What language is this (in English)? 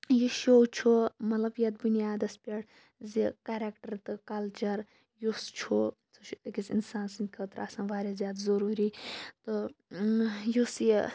Kashmiri